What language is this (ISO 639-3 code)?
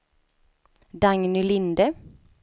swe